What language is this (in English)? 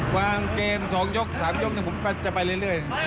Thai